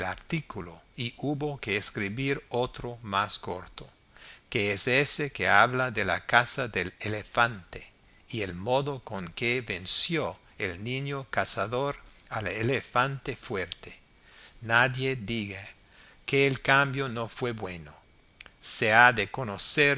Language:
Spanish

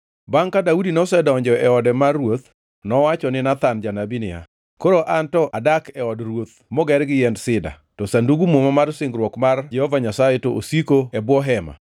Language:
Luo (Kenya and Tanzania)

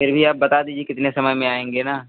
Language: Hindi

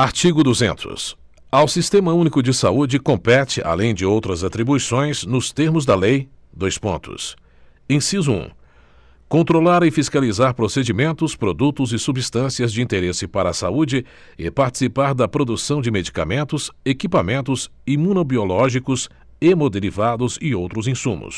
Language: Portuguese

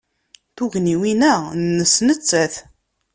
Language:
Kabyle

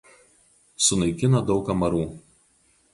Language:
Lithuanian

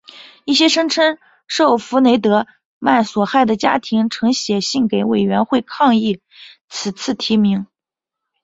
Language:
Chinese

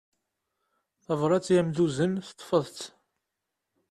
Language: Kabyle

